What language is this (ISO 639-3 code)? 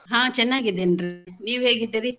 kan